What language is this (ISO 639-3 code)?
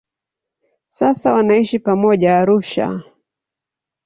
swa